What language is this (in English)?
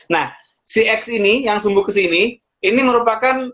Indonesian